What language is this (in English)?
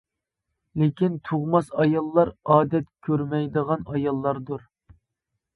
Uyghur